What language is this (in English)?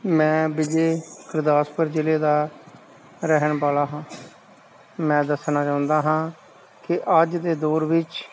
Punjabi